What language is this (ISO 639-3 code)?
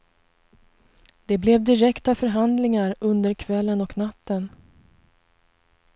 swe